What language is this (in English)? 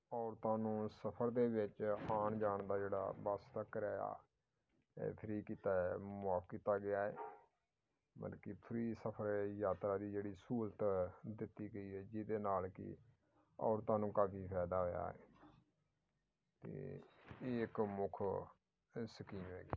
Punjabi